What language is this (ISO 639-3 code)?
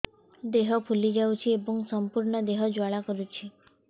ori